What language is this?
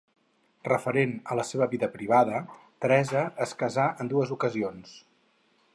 Catalan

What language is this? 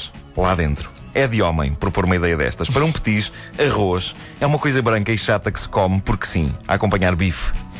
Portuguese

